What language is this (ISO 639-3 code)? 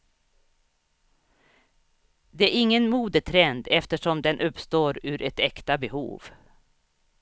swe